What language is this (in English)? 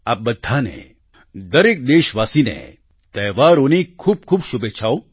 Gujarati